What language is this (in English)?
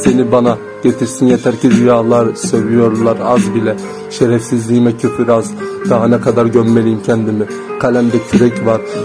Turkish